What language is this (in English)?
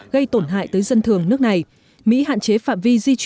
Vietnamese